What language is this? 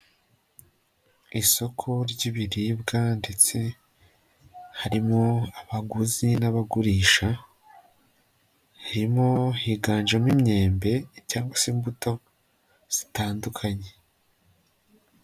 Kinyarwanda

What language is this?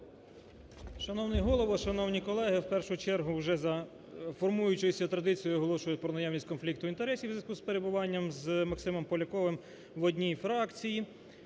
Ukrainian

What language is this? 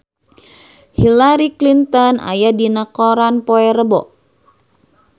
Sundanese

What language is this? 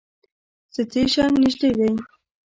Pashto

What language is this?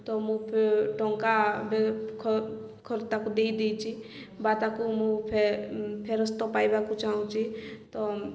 Odia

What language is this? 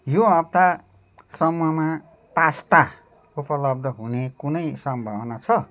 Nepali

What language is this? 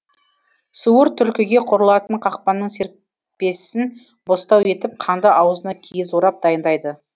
Kazakh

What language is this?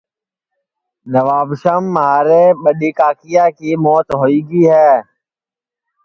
Sansi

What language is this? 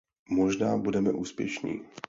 Czech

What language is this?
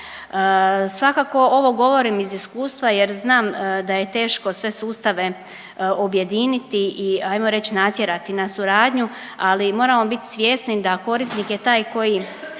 Croatian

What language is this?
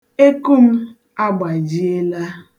Igbo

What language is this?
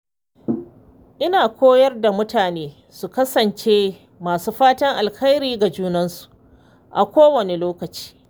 Hausa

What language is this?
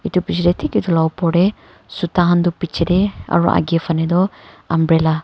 Naga Pidgin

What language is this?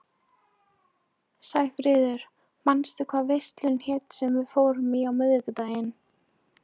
Icelandic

